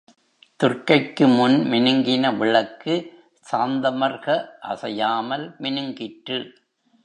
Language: Tamil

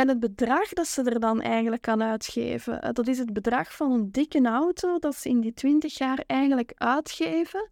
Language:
Dutch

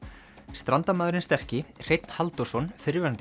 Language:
Icelandic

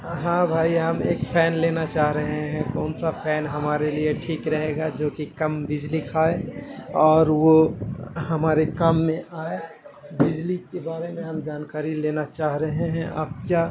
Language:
Urdu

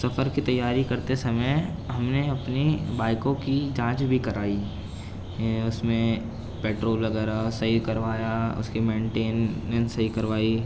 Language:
Urdu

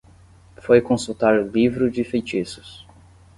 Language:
Portuguese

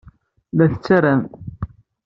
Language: Kabyle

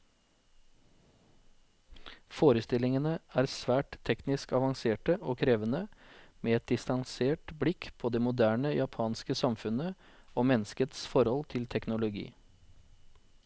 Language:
Norwegian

